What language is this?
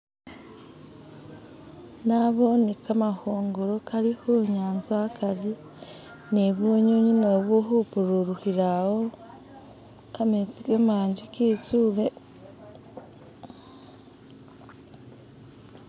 Masaaba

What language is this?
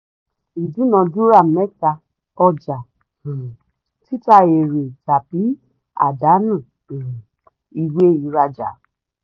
Yoruba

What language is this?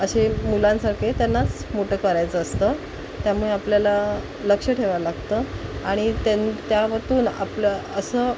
Marathi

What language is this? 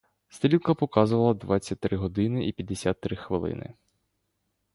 Ukrainian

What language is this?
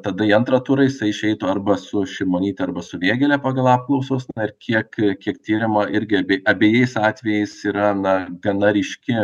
Lithuanian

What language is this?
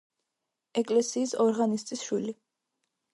Georgian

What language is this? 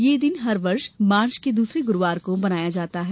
Hindi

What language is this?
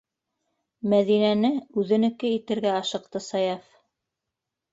Bashkir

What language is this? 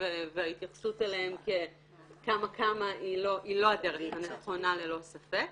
Hebrew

